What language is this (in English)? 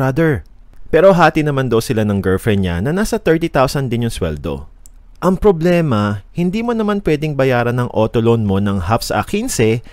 Filipino